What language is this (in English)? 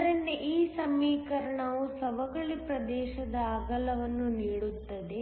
Kannada